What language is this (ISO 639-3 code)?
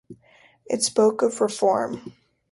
eng